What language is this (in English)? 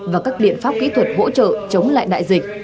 Vietnamese